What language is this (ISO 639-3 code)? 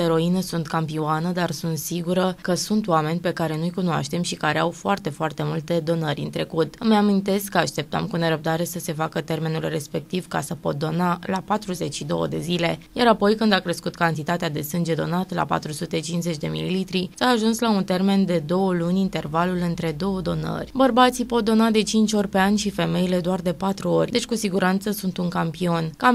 ron